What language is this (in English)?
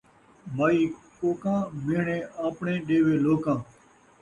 Saraiki